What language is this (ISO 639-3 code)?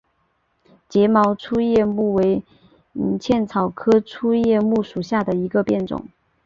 zho